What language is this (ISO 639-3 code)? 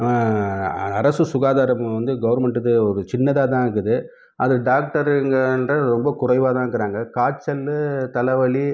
tam